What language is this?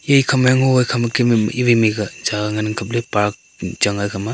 Wancho Naga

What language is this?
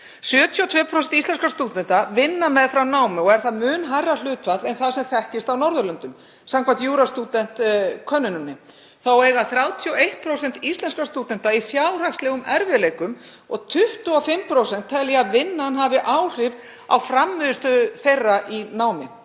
Icelandic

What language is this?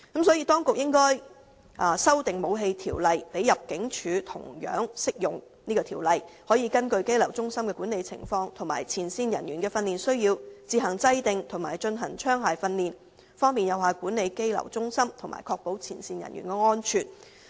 Cantonese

